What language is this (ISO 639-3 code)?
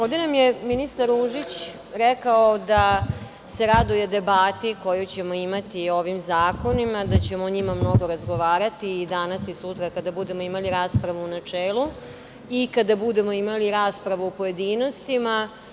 srp